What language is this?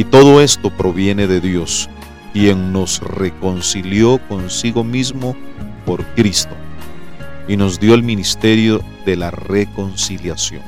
Spanish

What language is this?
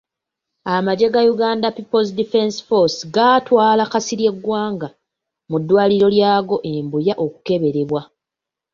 Ganda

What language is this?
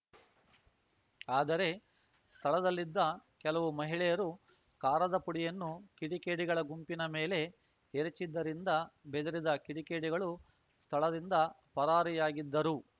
Kannada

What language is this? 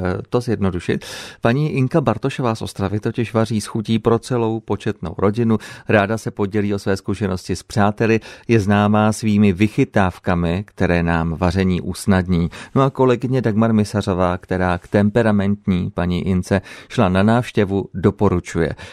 Czech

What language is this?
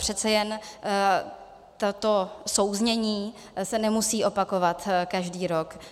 Czech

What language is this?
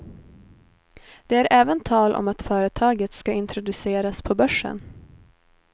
Swedish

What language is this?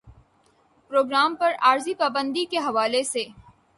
Urdu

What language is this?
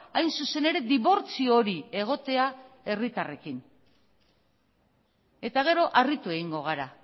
Basque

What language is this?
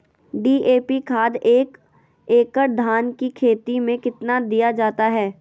Magahi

